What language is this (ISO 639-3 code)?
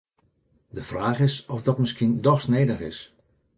fry